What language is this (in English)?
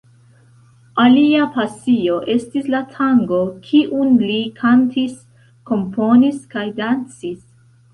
Esperanto